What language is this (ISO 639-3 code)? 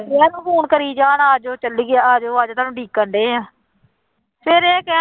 pan